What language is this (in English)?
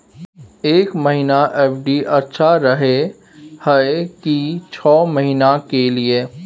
Maithili